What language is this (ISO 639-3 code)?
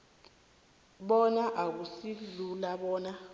nbl